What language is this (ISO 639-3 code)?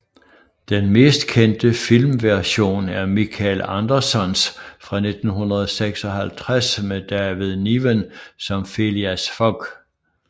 dan